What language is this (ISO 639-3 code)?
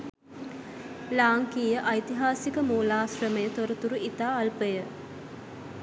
sin